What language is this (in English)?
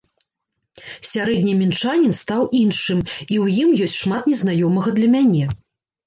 Belarusian